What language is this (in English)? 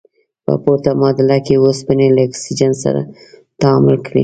Pashto